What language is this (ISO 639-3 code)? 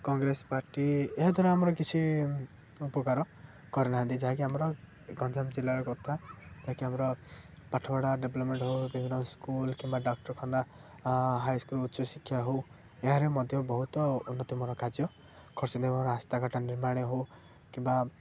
ori